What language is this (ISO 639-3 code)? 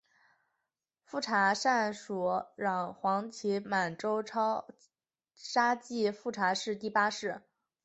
zho